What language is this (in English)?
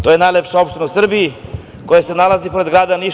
Serbian